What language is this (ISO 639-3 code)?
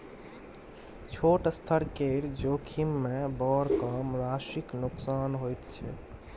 mai